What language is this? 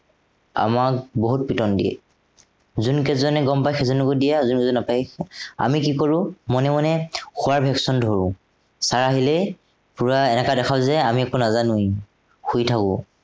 Assamese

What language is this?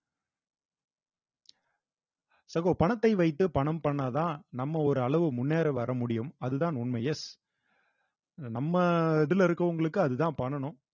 Tamil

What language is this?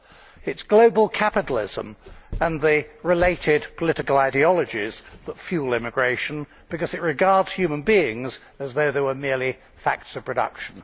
English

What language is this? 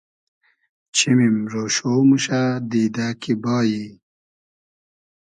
Hazaragi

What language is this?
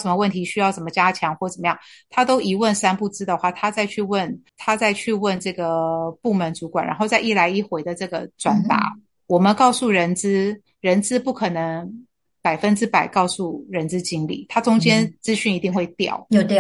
Chinese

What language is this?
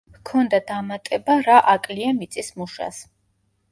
Georgian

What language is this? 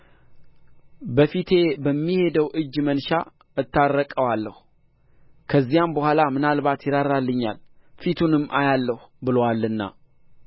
Amharic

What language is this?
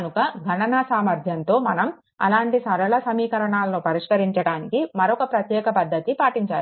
Telugu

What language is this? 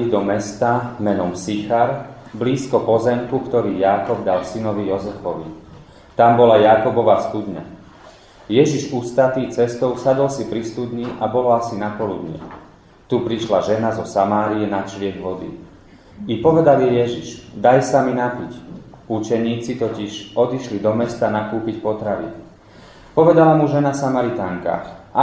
Slovak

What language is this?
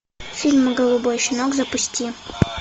Russian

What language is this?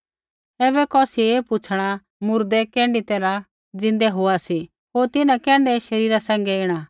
Kullu Pahari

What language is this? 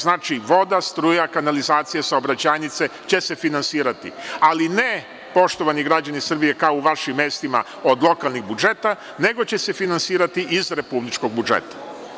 Serbian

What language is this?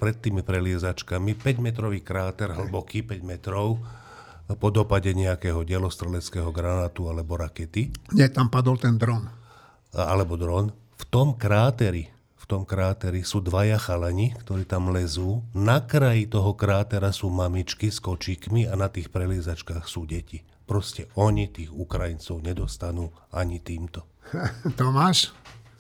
Slovak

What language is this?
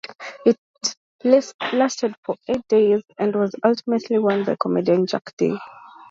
English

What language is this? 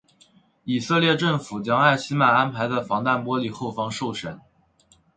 Chinese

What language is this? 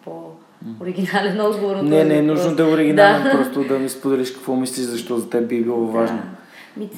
Bulgarian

